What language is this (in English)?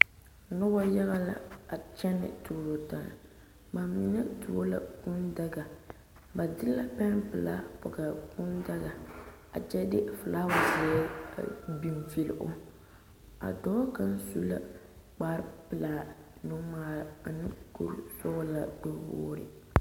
Southern Dagaare